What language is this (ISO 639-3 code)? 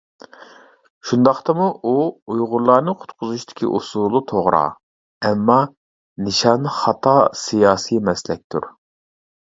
uig